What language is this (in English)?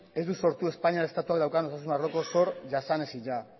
Basque